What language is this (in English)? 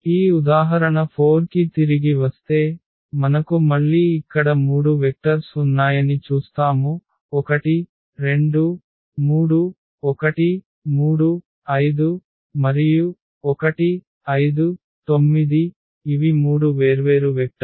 Telugu